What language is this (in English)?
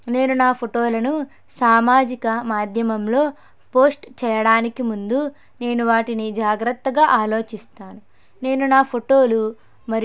Telugu